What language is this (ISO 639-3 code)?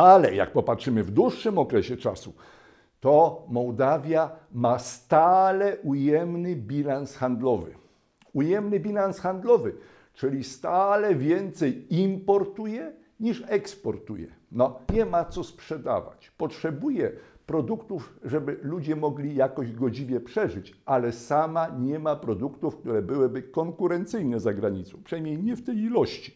pol